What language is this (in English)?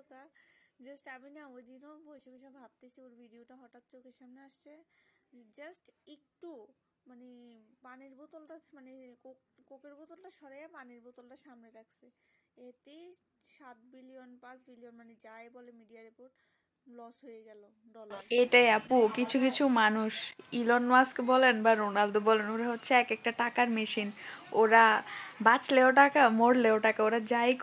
Bangla